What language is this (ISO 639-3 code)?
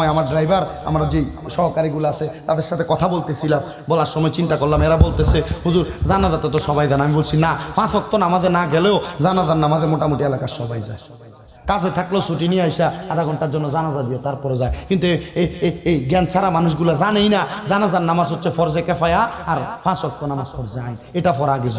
ben